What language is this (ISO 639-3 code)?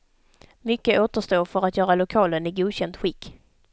swe